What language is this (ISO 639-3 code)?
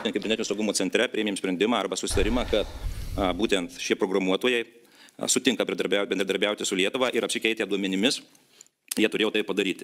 lit